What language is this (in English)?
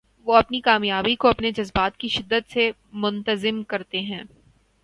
Urdu